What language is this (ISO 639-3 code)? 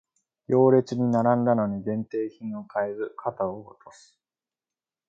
jpn